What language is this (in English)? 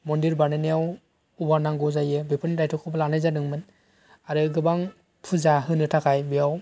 Bodo